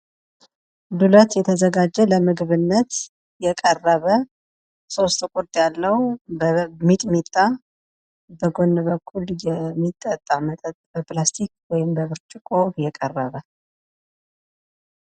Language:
Amharic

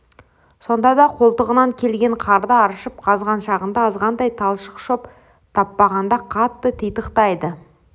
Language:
Kazakh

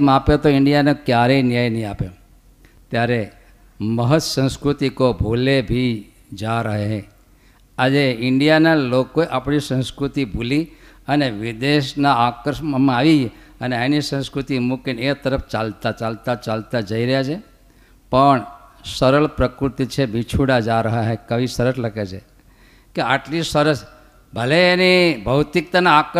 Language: Gujarati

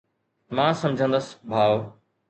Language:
Sindhi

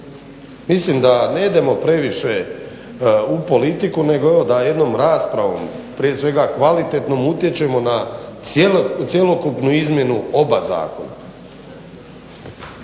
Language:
Croatian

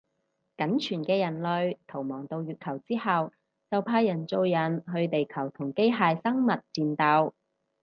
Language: Cantonese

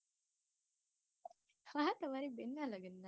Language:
Gujarati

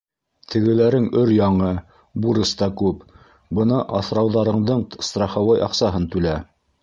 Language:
Bashkir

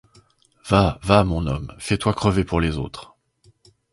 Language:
French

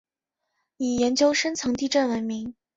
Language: Chinese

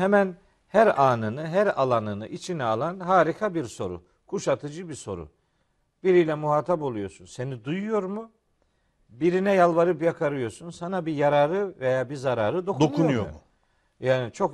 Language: Turkish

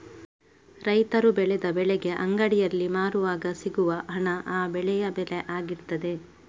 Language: Kannada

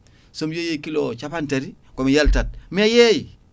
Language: Fula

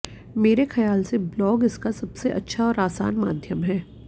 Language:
Hindi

